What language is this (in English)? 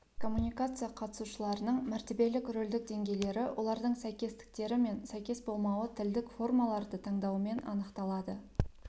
Kazakh